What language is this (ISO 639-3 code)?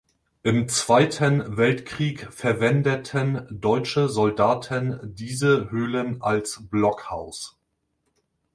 deu